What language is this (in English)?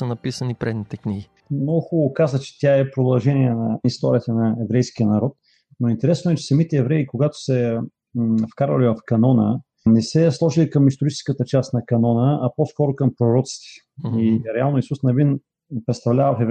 Bulgarian